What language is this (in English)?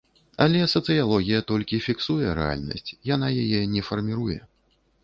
Belarusian